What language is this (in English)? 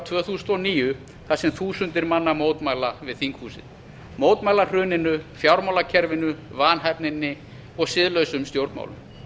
Icelandic